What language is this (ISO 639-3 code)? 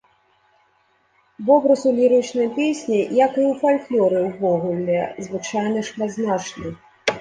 bel